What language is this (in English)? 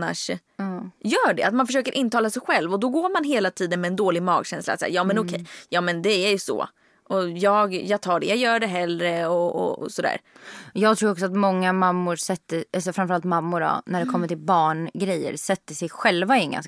Swedish